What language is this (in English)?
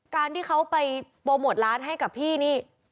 Thai